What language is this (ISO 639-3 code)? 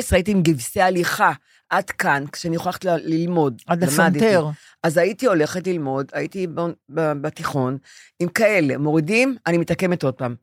heb